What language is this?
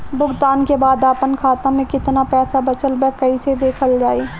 Bhojpuri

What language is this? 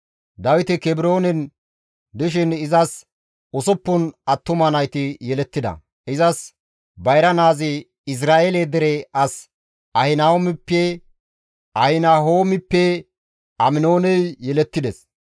Gamo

